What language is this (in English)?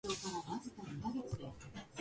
Japanese